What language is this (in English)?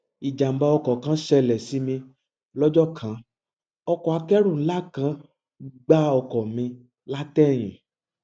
Yoruba